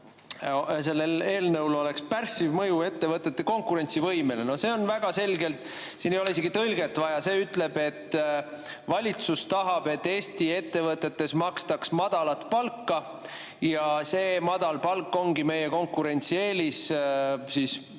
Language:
Estonian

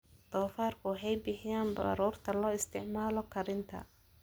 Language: Somali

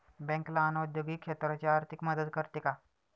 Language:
Marathi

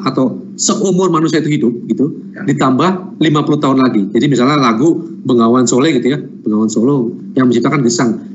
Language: Indonesian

